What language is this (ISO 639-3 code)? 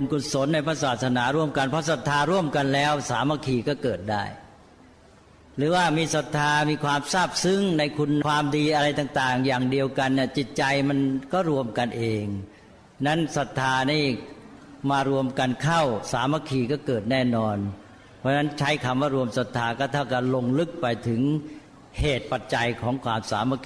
tha